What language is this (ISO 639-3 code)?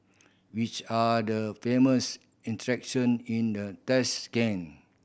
eng